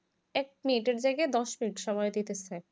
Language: Bangla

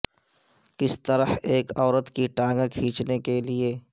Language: Urdu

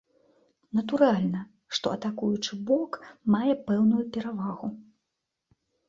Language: Belarusian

